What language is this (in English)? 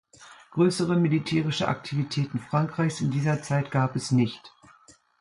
German